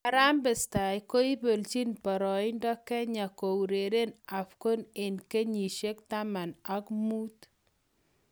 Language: Kalenjin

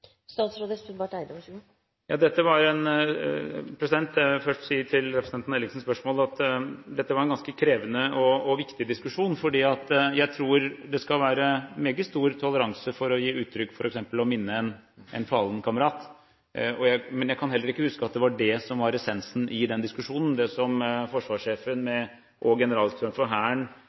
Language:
Norwegian Bokmål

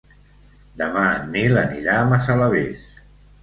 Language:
Catalan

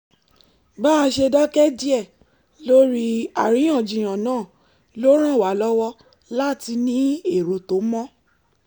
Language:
Yoruba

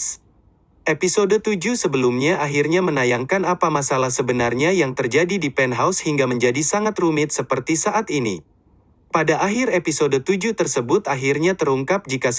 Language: Indonesian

